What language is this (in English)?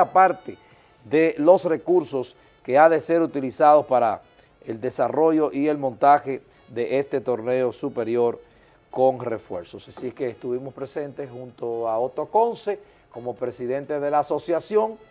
Spanish